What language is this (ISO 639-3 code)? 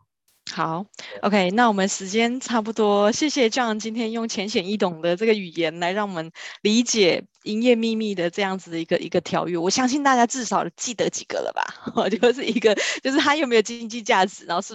zho